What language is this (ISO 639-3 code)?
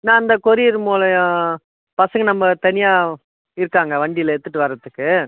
tam